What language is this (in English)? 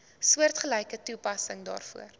Afrikaans